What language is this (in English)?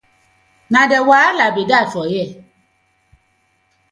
Nigerian Pidgin